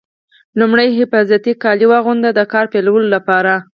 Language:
Pashto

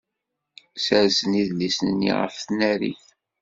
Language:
Kabyle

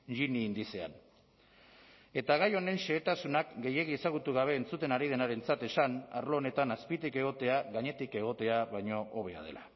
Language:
Basque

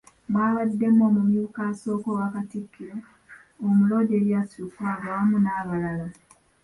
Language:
Ganda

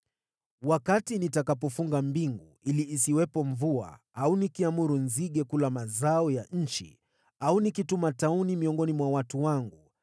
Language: Swahili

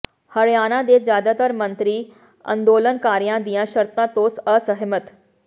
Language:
Punjabi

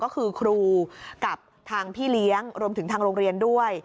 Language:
Thai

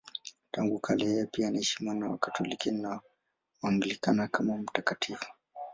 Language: Swahili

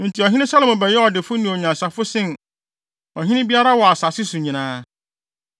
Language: Akan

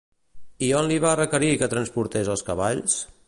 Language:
Catalan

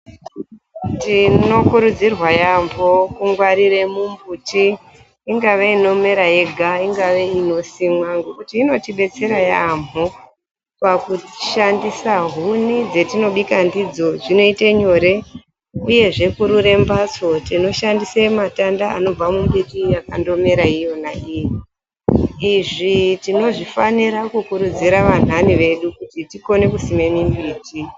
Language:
Ndau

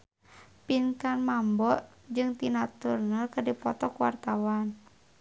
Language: Sundanese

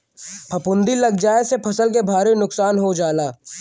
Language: Bhojpuri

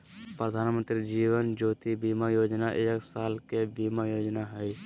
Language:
Magahi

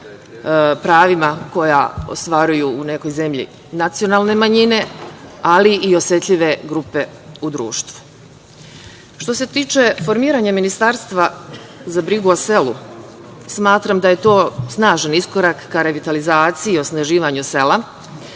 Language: Serbian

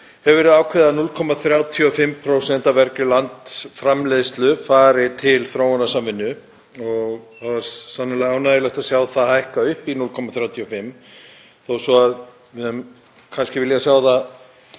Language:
Icelandic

